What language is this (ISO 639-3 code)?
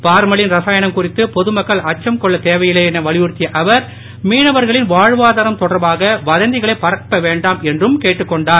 tam